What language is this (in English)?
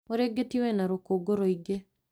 Kikuyu